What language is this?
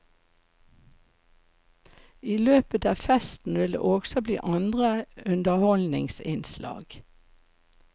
Norwegian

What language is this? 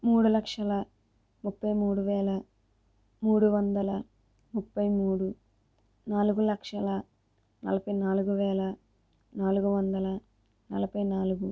Telugu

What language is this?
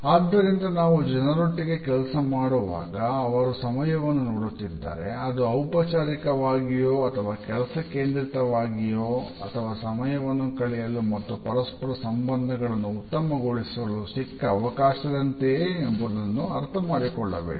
Kannada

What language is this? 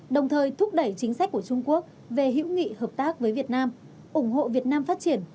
Vietnamese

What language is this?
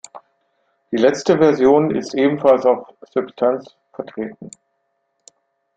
German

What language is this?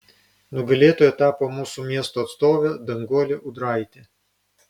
Lithuanian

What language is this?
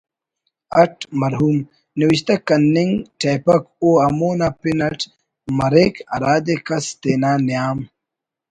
Brahui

